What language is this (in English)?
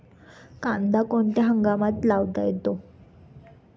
Marathi